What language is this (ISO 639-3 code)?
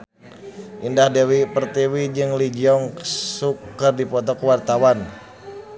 sun